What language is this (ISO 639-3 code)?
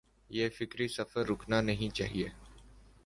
urd